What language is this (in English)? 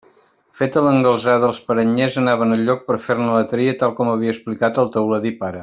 Catalan